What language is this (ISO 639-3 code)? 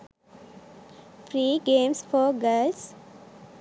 sin